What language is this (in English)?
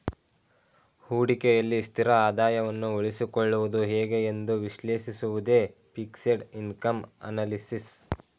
Kannada